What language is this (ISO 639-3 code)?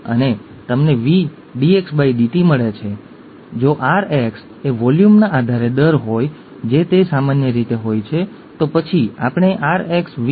guj